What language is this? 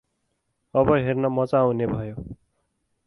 Nepali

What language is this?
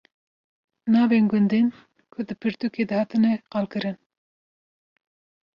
Kurdish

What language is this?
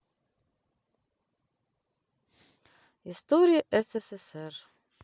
Russian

